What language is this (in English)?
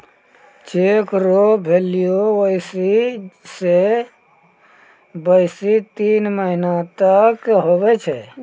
Maithili